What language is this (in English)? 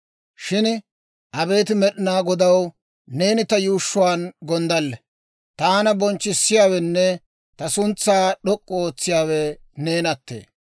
Dawro